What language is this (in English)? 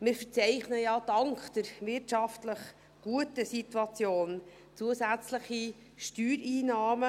Swiss German